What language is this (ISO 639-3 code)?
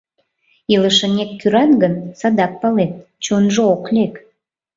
chm